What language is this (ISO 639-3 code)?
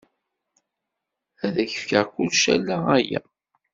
kab